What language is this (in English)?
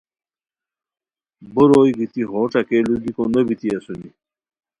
Khowar